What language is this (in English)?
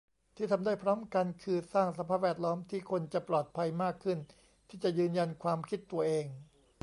Thai